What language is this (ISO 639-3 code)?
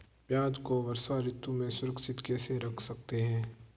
hin